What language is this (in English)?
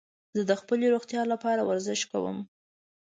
Pashto